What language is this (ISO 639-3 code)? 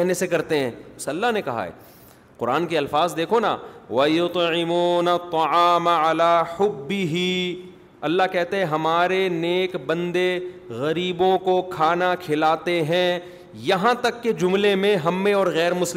urd